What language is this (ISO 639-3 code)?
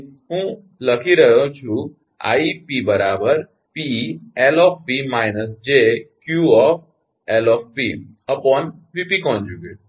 guj